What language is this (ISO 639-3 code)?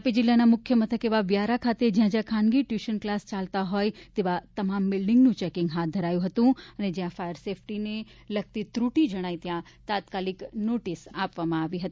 guj